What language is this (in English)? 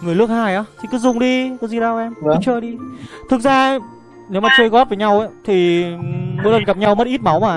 Vietnamese